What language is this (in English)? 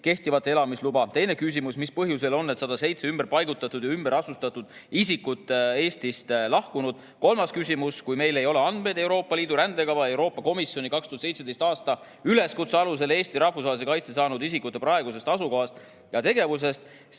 Estonian